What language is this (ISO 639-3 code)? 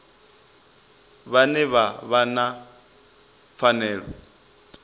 ven